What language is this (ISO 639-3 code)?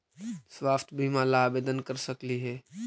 mag